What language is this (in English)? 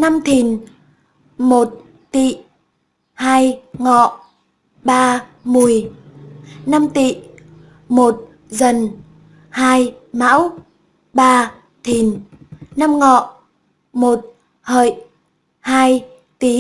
Vietnamese